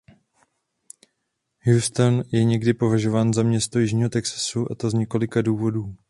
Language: Czech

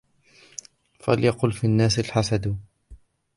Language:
Arabic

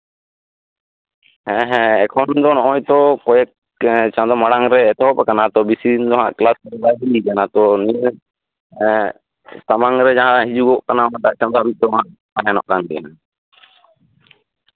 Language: Santali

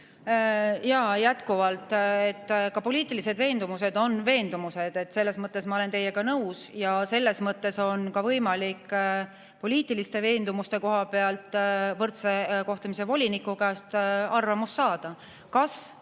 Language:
Estonian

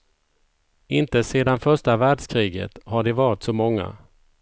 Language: Swedish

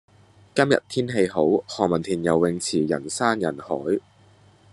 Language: Cantonese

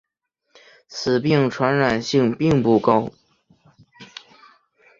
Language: Chinese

